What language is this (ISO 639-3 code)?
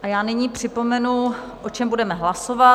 ces